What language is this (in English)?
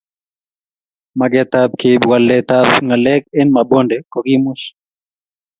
Kalenjin